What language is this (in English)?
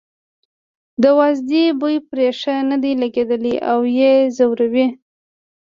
Pashto